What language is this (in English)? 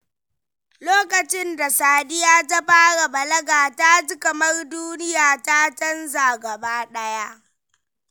Hausa